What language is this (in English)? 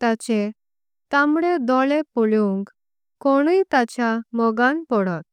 Konkani